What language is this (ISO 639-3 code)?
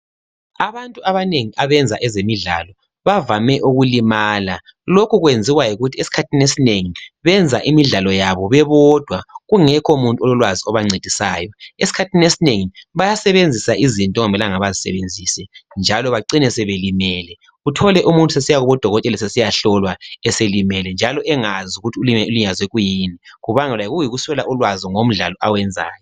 nde